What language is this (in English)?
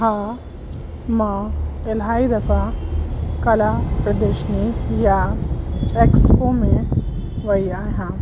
Sindhi